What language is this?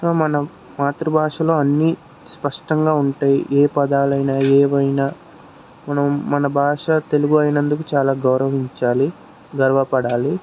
Telugu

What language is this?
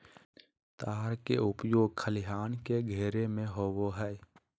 Magahi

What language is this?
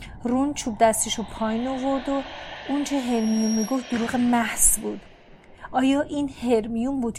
Persian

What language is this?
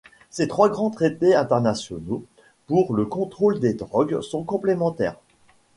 French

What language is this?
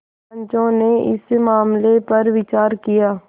Hindi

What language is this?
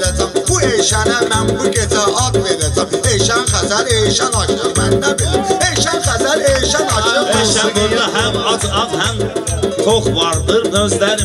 Turkish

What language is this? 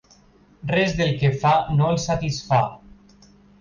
Catalan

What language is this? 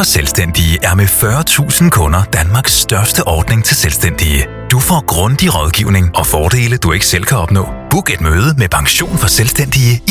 Danish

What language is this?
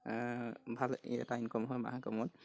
Assamese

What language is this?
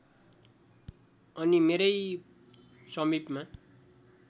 Nepali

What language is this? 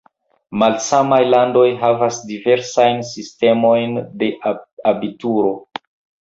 Esperanto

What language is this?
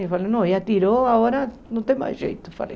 Portuguese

